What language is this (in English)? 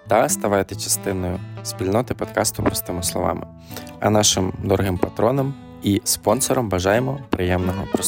Ukrainian